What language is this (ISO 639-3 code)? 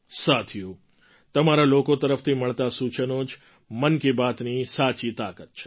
guj